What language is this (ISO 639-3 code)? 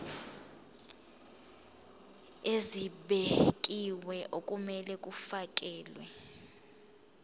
zul